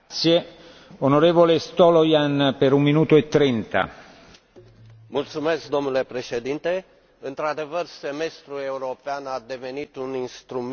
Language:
Romanian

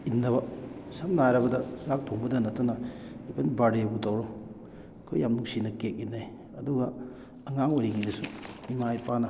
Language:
Manipuri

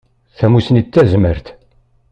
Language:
Kabyle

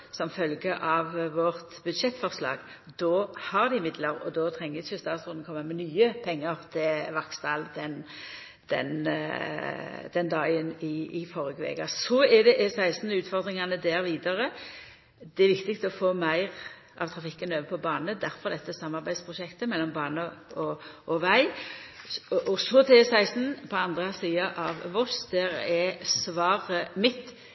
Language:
Norwegian Nynorsk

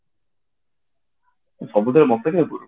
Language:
Odia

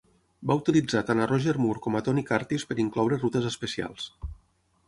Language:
Catalan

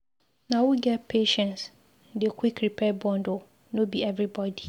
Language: Nigerian Pidgin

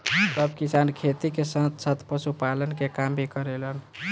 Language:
Bhojpuri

